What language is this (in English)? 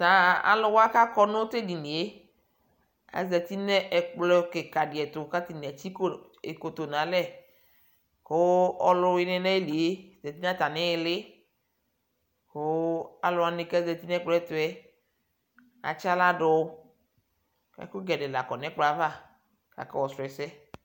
Ikposo